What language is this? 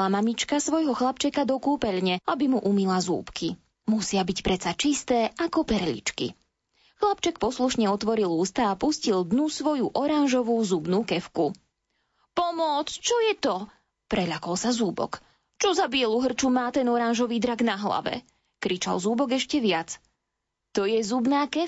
Slovak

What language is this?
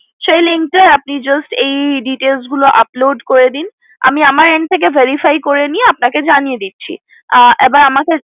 Bangla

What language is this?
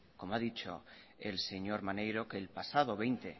Spanish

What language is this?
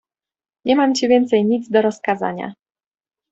Polish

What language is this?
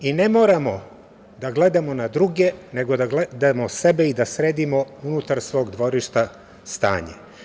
Serbian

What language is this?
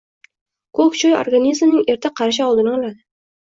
Uzbek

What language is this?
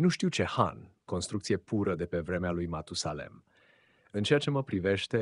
Romanian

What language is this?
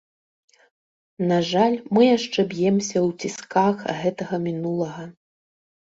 Belarusian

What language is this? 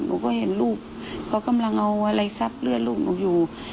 Thai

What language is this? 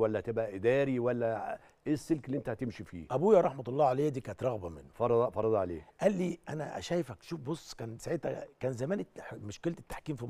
Arabic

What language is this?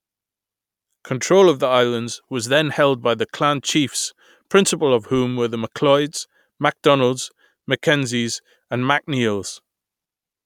English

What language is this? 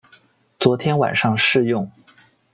Chinese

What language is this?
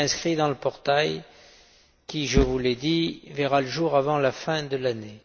French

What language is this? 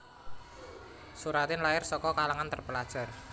Javanese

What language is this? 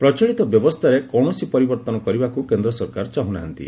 Odia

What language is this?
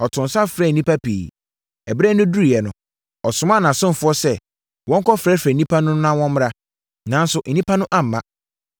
Akan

